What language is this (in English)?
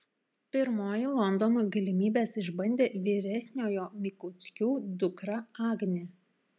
Lithuanian